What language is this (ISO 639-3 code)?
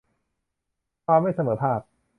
tha